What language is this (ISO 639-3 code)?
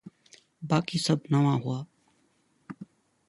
snd